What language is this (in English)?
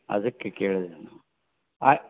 Kannada